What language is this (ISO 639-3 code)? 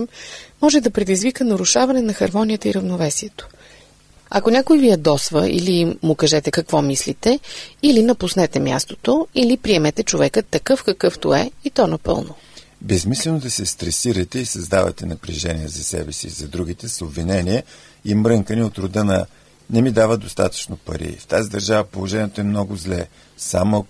bul